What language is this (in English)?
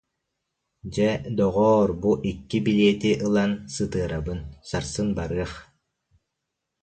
Yakut